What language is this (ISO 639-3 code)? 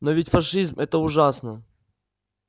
rus